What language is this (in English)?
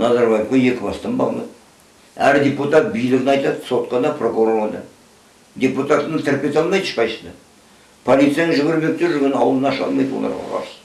Kazakh